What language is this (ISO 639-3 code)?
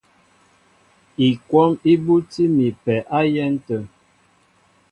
mbo